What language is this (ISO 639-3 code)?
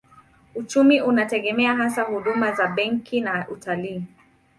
swa